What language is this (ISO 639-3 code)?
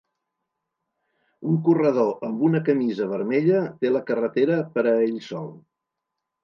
cat